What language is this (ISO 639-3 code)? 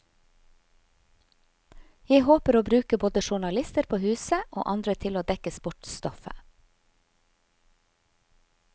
nor